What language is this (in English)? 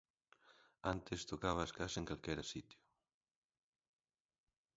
Galician